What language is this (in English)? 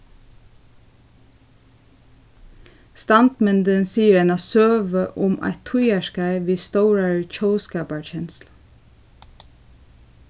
Faroese